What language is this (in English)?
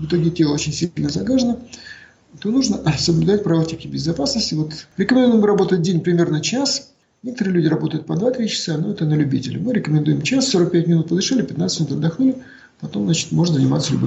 Russian